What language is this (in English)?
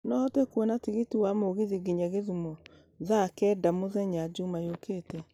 Kikuyu